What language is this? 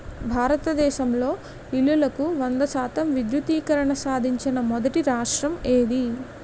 Telugu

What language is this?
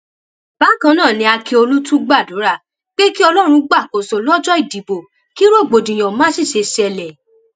Yoruba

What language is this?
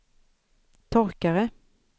Swedish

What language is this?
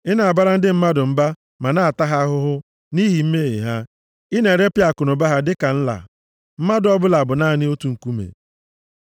Igbo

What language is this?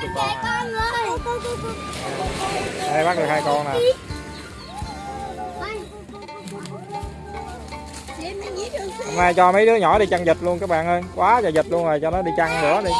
Vietnamese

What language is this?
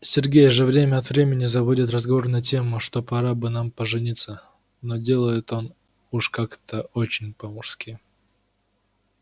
Russian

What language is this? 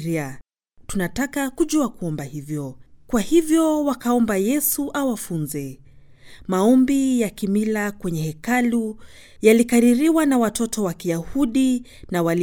Swahili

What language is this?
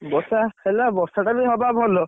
Odia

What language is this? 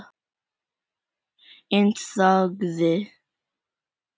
Icelandic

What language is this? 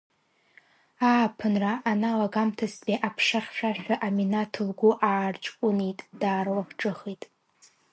Abkhazian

